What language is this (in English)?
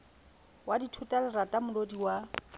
Southern Sotho